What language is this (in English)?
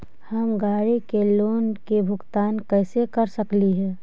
Magahi